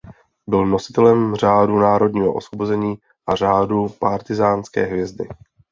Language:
Czech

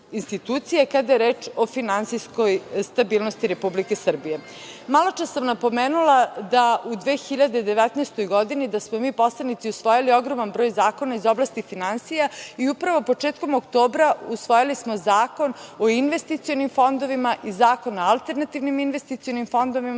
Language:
Serbian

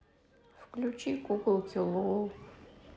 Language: Russian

